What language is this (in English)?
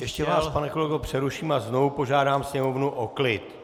Czech